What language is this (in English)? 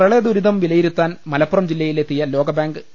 Malayalam